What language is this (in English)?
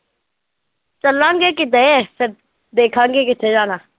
Punjabi